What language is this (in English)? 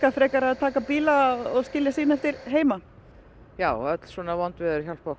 Icelandic